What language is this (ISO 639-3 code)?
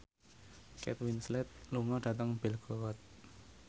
jav